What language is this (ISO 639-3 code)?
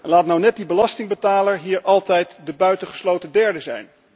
nld